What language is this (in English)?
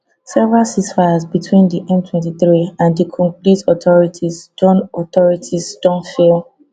Nigerian Pidgin